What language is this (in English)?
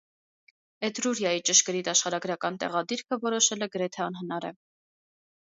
Armenian